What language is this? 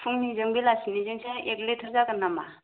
Bodo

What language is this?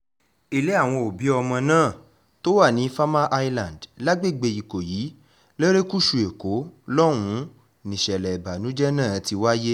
Yoruba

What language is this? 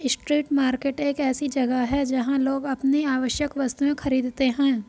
Hindi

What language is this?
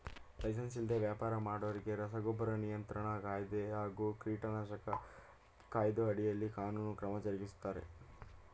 Kannada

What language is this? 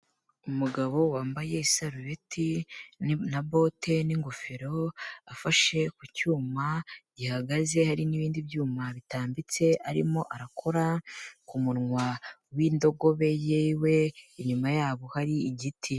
Kinyarwanda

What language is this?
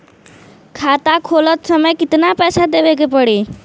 Bhojpuri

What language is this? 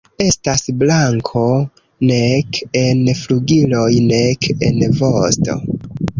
Esperanto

